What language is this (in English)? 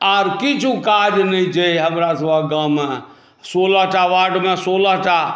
Maithili